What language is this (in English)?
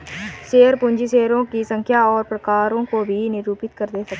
Hindi